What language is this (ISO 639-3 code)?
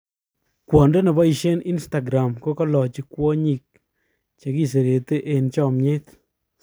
kln